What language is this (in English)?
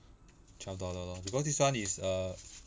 English